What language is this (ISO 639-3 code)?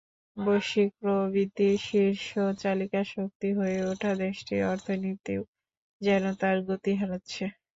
ben